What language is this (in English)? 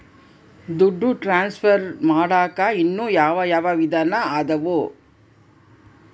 Kannada